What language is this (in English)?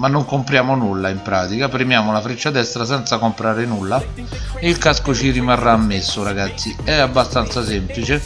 Italian